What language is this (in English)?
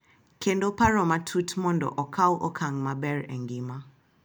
Luo (Kenya and Tanzania)